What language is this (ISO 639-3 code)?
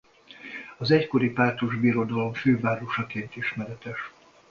hun